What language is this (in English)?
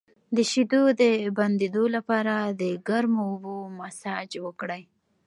Pashto